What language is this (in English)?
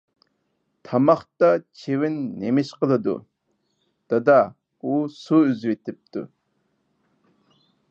Uyghur